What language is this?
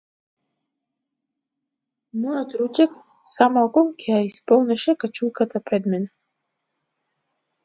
Macedonian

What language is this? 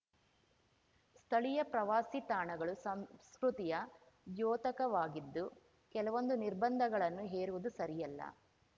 Kannada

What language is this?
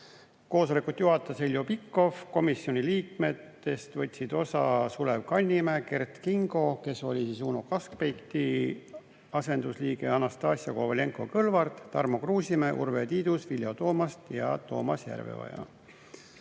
Estonian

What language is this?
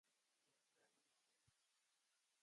Japanese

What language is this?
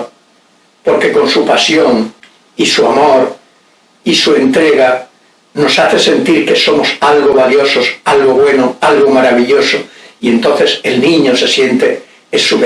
Spanish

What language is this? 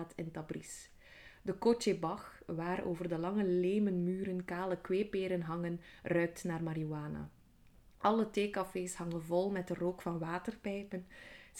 Dutch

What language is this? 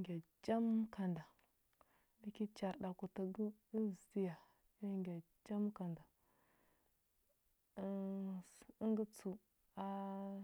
Huba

